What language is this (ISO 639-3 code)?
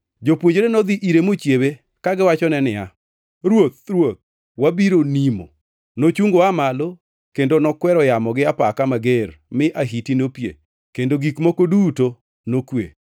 luo